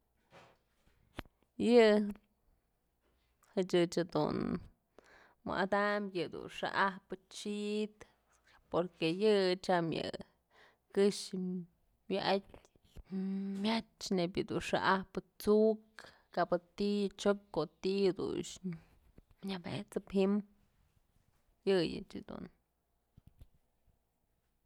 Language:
Mazatlán Mixe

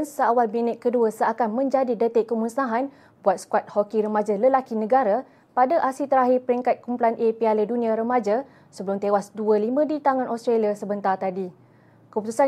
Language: Malay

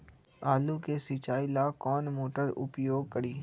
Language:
Magahi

